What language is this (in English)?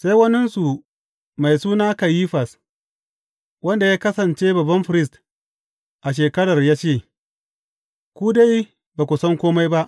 Hausa